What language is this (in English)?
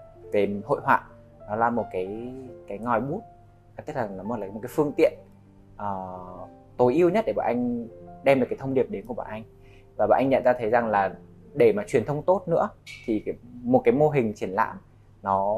Vietnamese